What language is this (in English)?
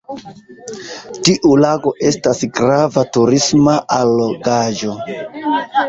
Esperanto